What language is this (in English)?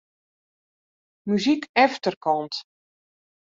Western Frisian